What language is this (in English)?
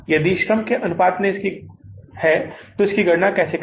Hindi